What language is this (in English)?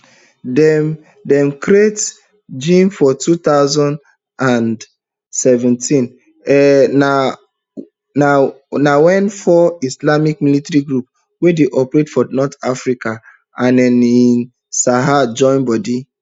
Nigerian Pidgin